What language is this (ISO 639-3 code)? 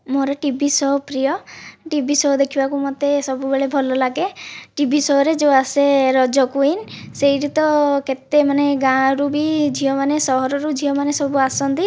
ori